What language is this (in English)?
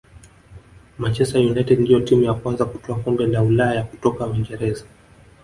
Swahili